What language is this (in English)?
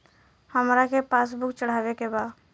Bhojpuri